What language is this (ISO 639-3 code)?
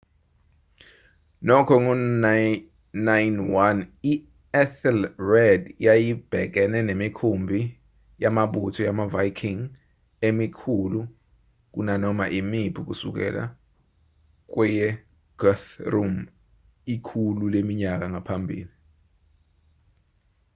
zul